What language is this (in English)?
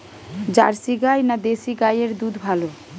Bangla